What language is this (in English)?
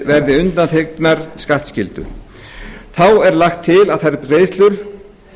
Icelandic